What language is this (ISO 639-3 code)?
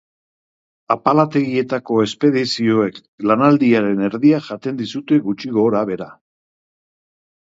eus